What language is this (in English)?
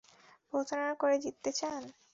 Bangla